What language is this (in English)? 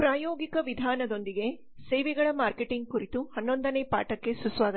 Kannada